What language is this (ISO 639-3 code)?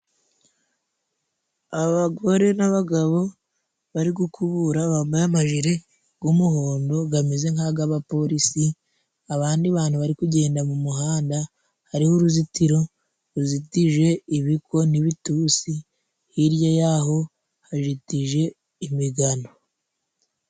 kin